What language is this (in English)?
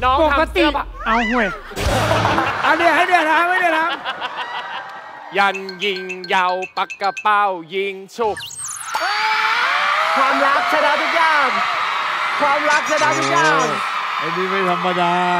Thai